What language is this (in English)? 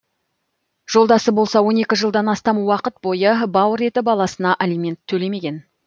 Kazakh